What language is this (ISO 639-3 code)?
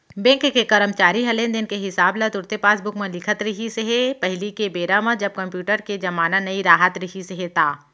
hne